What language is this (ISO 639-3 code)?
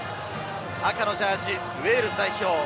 jpn